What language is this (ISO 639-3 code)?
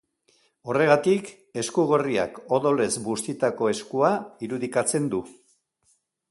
eus